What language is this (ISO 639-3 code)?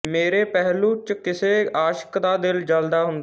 pan